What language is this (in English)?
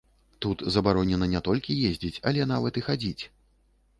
Belarusian